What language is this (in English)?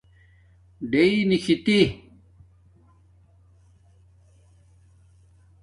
Domaaki